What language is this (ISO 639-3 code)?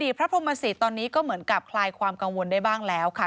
tha